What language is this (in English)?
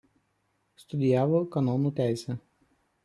Lithuanian